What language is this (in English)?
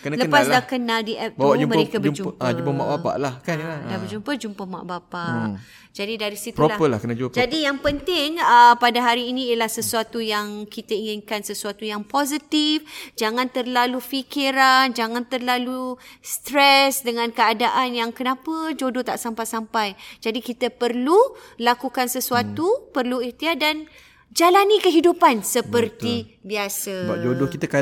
Malay